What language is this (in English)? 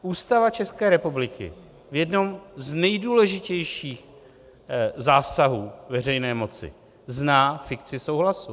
Czech